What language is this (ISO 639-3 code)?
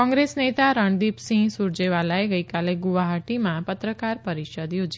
guj